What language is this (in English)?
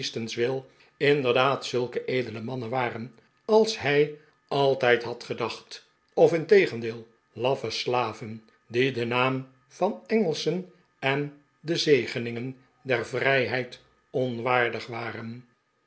Dutch